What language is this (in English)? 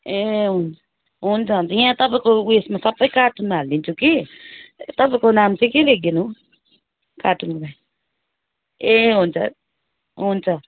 Nepali